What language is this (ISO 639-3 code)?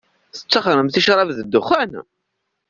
kab